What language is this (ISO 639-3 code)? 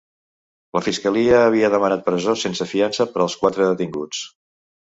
cat